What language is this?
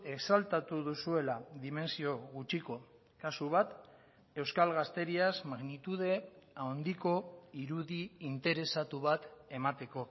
Basque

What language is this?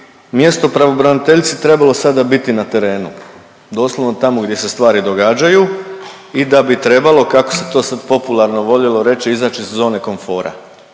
Croatian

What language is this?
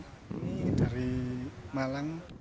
Indonesian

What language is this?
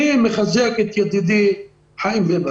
Hebrew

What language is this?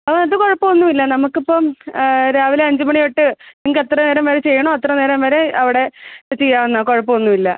Malayalam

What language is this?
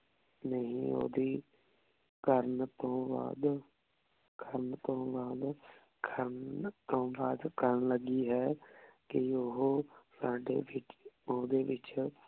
Punjabi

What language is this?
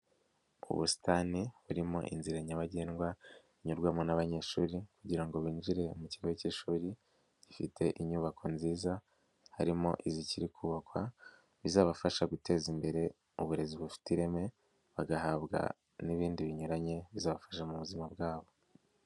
Kinyarwanda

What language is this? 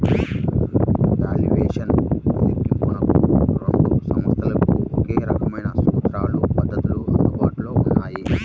Telugu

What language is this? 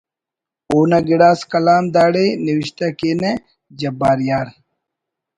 Brahui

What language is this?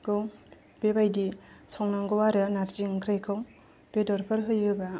Bodo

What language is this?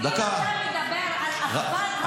Hebrew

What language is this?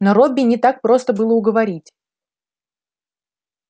Russian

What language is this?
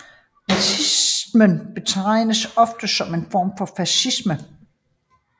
Danish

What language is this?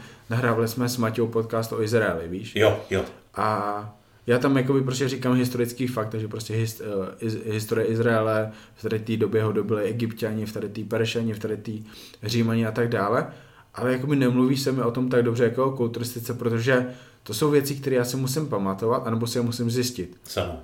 Czech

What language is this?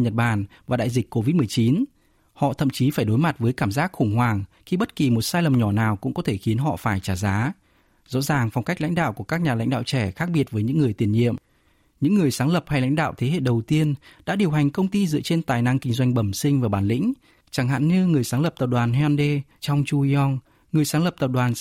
Vietnamese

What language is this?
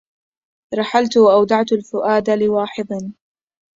Arabic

